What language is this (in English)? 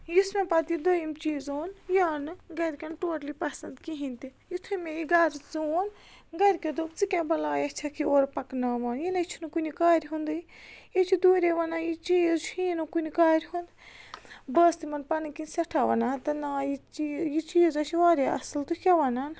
Kashmiri